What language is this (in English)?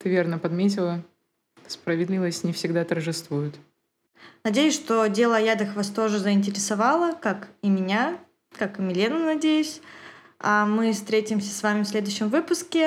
Russian